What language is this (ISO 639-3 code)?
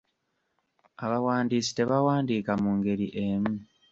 lug